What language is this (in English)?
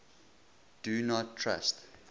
English